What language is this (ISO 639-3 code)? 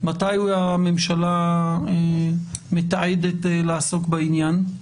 heb